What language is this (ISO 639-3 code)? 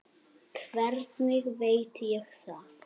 isl